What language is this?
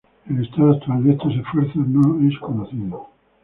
Spanish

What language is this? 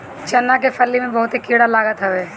Bhojpuri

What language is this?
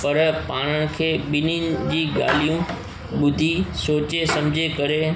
Sindhi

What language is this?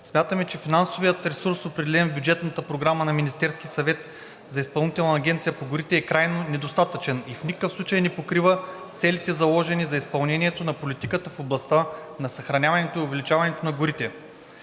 Bulgarian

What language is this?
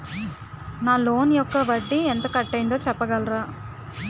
Telugu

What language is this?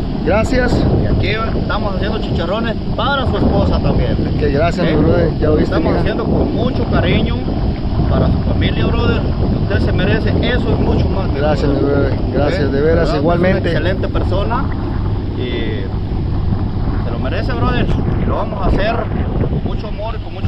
Spanish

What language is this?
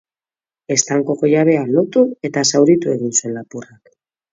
Basque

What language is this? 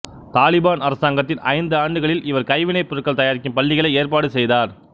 Tamil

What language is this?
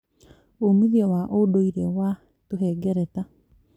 Kikuyu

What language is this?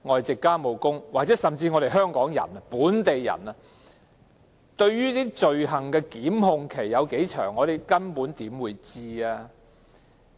Cantonese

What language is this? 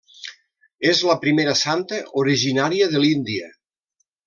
Catalan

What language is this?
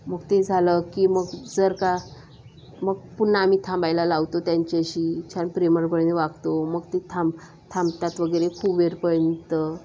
Marathi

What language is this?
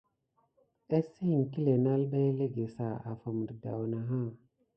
Gidar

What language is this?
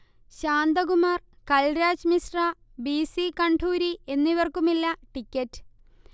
Malayalam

